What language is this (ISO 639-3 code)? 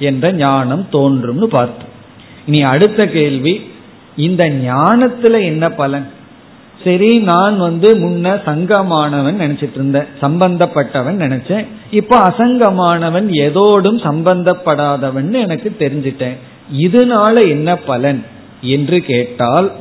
tam